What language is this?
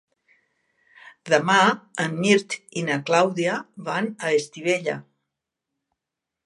Catalan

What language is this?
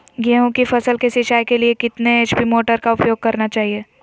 Magahi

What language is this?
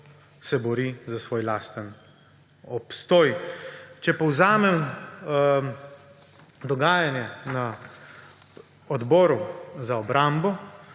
Slovenian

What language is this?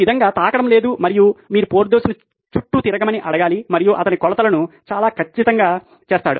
Telugu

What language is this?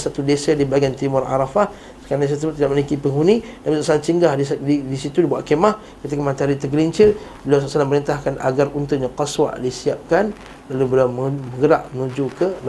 Malay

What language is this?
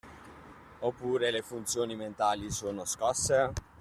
Italian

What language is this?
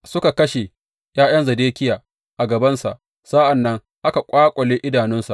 Hausa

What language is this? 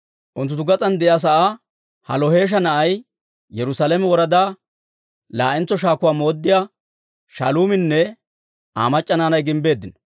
Dawro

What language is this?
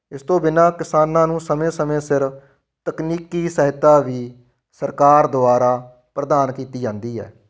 Punjabi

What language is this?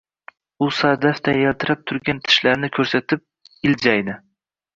Uzbek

